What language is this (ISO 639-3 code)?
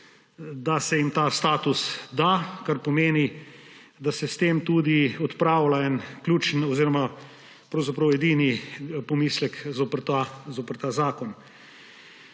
slv